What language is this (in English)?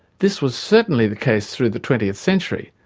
English